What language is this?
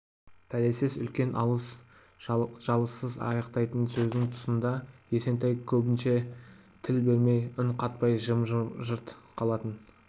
Kazakh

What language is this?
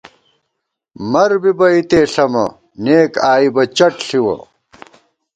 Gawar-Bati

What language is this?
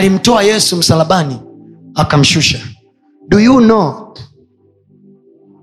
Swahili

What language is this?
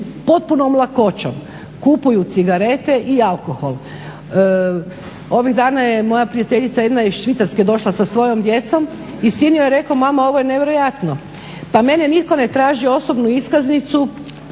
Croatian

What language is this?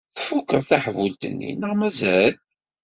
Kabyle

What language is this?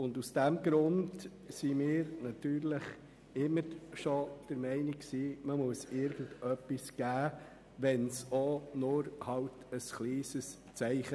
Swiss German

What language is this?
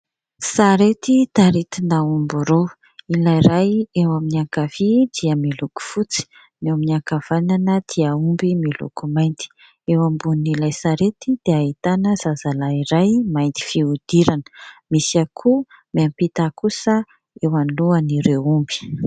Malagasy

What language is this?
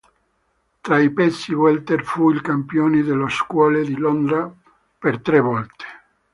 Italian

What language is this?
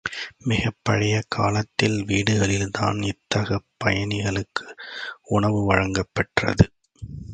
Tamil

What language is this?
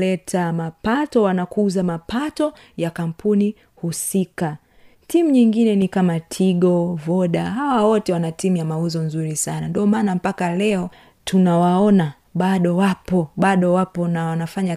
Swahili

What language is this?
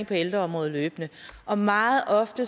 Danish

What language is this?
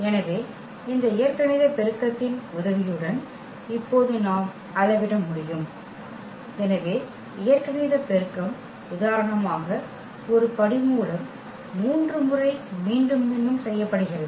Tamil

